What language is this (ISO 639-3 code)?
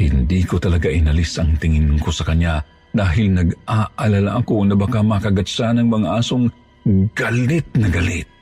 fil